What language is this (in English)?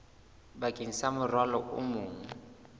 Southern Sotho